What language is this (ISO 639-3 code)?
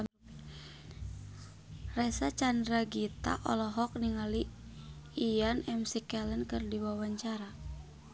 sun